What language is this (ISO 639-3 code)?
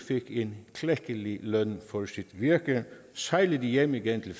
dan